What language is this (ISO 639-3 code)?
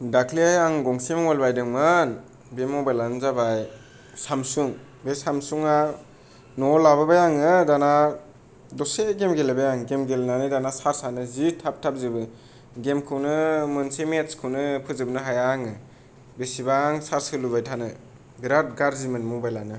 brx